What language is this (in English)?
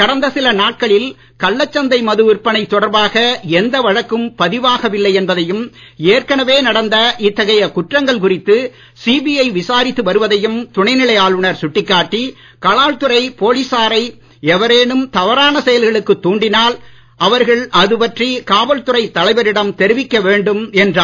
Tamil